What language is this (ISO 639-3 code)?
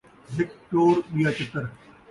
skr